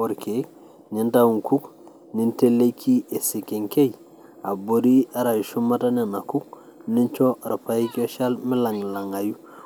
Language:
Masai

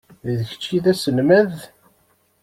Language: Kabyle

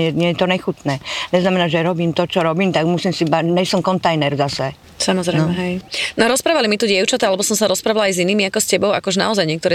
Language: Slovak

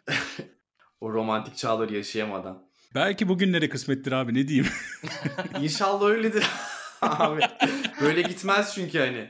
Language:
Turkish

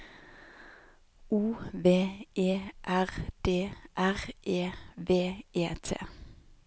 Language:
Norwegian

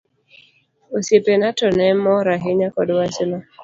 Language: Luo (Kenya and Tanzania)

